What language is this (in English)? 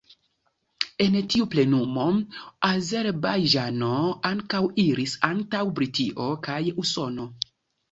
Esperanto